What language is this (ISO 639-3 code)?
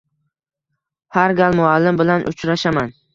uzb